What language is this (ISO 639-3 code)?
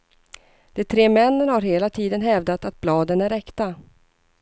swe